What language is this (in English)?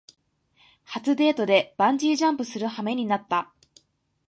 Japanese